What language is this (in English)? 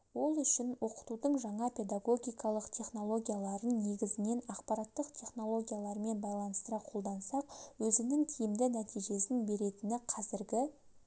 Kazakh